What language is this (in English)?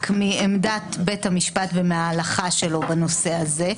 Hebrew